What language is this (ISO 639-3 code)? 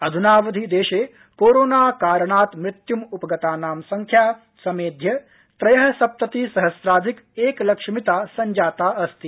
san